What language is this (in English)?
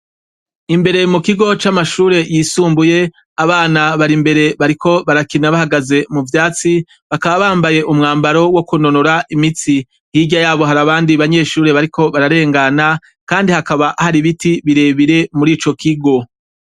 Rundi